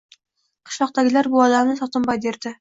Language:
Uzbek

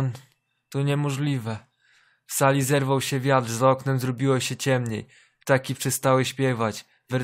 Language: Polish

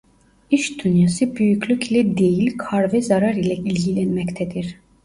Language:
Turkish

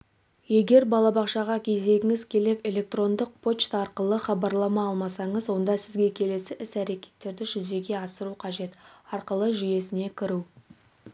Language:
Kazakh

